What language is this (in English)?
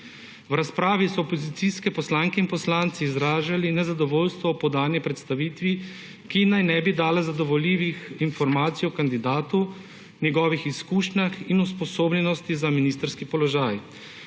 Slovenian